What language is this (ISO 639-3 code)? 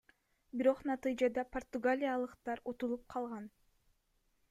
kir